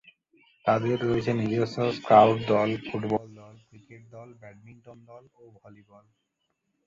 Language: Bangla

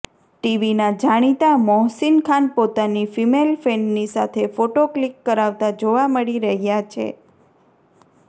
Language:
Gujarati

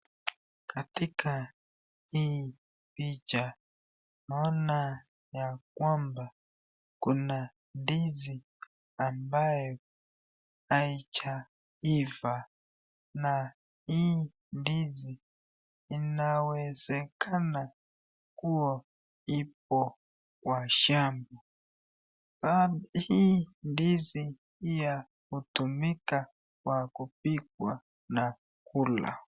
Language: Swahili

